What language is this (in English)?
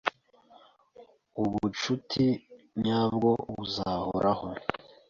Kinyarwanda